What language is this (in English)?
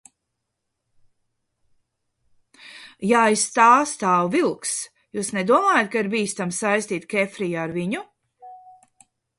Latvian